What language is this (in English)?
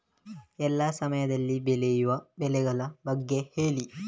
Kannada